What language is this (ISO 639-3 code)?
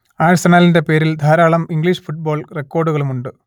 mal